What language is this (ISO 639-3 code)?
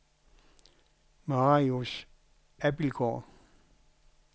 dan